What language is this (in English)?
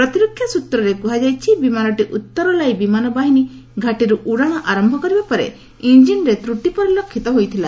Odia